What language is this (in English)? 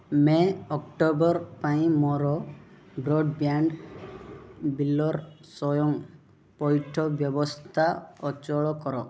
Odia